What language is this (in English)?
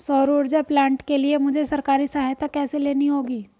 Hindi